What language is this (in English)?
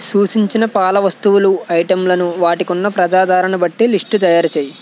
Telugu